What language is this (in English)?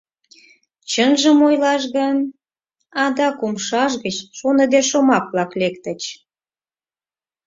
Mari